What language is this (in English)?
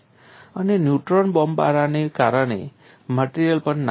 Gujarati